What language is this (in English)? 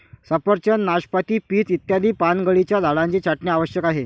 Marathi